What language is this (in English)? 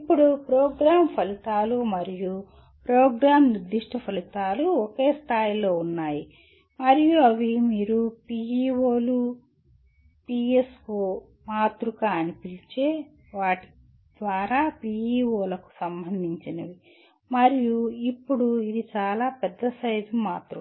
Telugu